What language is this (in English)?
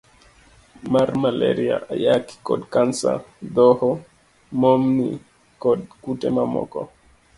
Luo (Kenya and Tanzania)